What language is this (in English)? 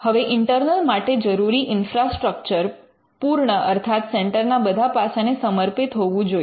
Gujarati